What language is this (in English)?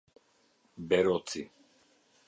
Albanian